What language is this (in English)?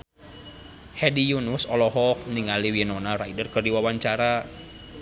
Sundanese